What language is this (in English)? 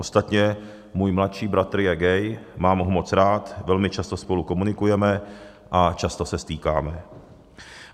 Czech